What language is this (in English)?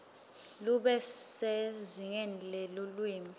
Swati